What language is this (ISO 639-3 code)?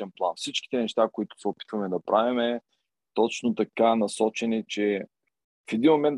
bul